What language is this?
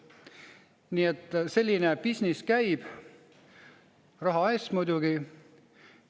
Estonian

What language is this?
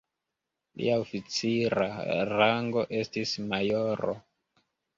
Esperanto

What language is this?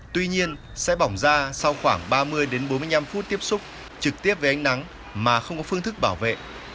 Vietnamese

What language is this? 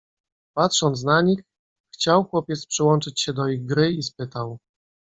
Polish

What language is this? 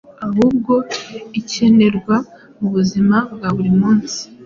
Kinyarwanda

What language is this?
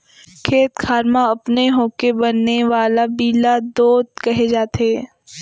Chhattisgarhi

